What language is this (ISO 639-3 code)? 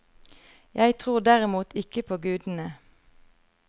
nor